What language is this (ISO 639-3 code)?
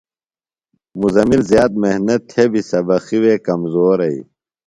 phl